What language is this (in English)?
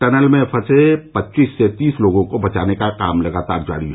Hindi